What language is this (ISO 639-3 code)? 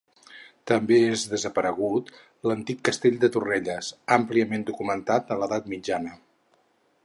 cat